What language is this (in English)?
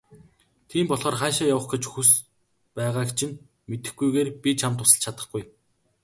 Mongolian